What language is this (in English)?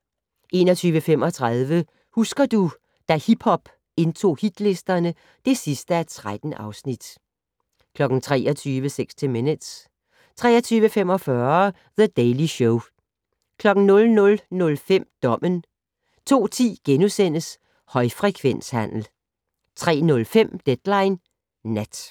Danish